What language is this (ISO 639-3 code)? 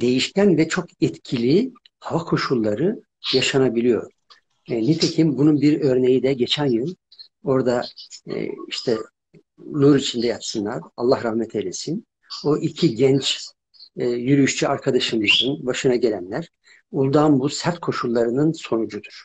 tur